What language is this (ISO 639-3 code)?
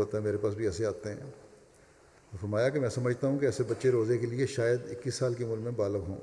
urd